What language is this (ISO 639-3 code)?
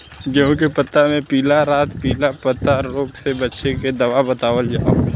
bho